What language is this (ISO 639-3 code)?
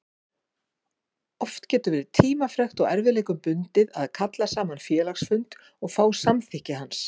isl